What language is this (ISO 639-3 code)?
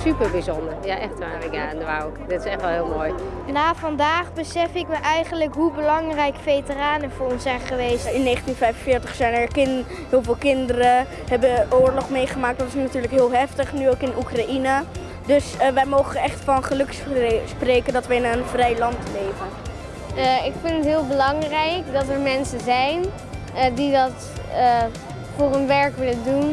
nld